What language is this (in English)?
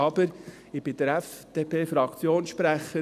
Swiss German